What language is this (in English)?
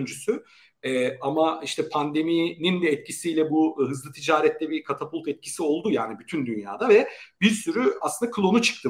Turkish